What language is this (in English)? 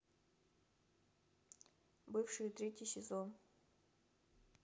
Russian